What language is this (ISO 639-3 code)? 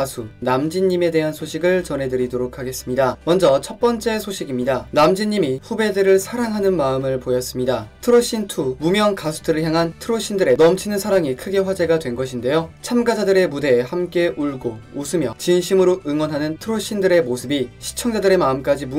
kor